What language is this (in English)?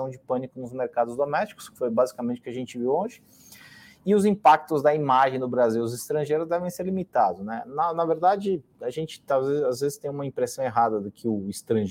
Portuguese